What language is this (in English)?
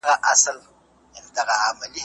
Pashto